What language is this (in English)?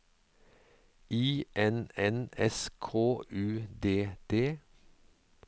Norwegian